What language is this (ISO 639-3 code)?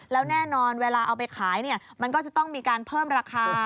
tha